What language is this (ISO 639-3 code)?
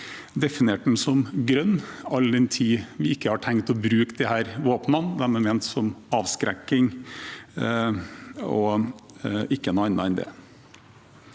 nor